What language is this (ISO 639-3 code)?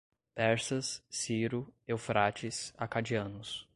por